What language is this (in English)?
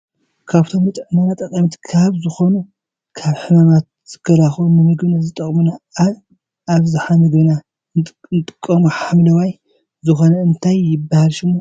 Tigrinya